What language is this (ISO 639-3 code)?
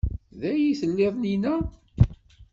kab